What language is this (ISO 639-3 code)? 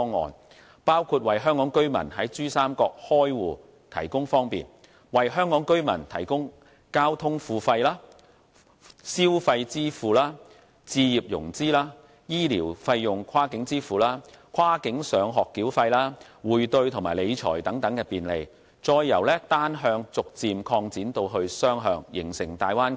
yue